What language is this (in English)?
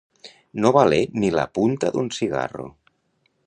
Catalan